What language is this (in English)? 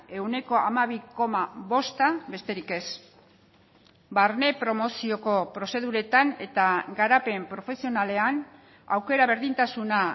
Basque